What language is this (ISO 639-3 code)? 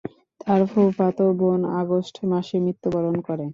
ben